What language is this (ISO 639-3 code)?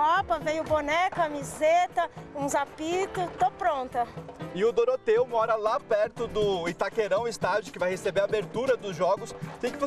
por